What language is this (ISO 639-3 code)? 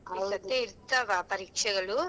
kan